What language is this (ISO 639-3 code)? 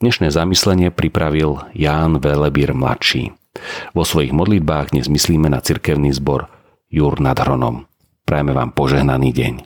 slk